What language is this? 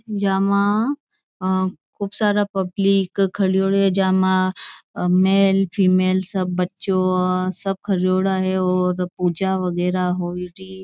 Marwari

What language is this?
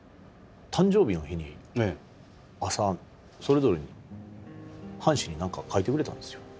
Japanese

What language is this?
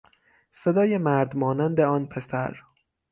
Persian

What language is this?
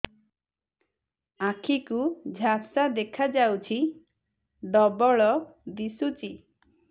Odia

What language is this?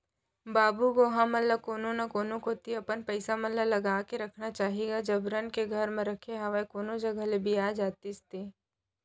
Chhattisgarhi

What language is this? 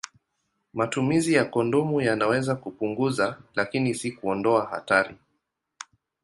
Swahili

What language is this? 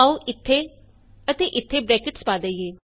Punjabi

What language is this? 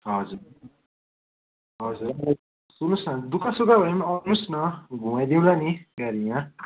Nepali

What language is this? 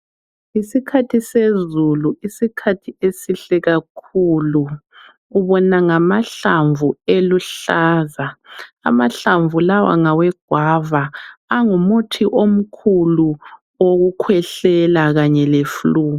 North Ndebele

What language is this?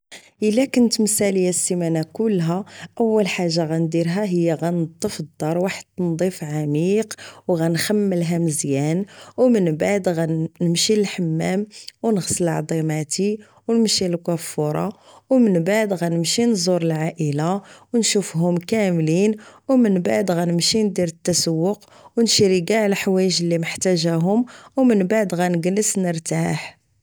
Moroccan Arabic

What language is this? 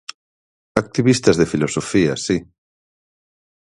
Galician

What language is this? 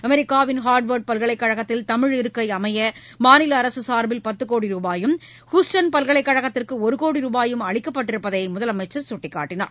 Tamil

